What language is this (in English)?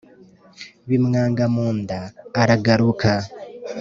Kinyarwanda